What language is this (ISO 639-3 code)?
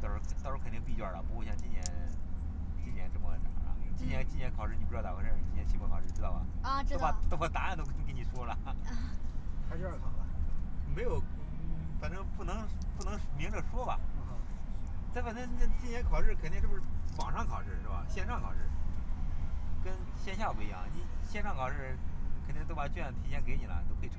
zho